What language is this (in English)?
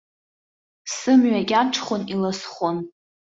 Abkhazian